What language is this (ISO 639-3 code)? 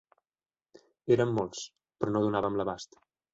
cat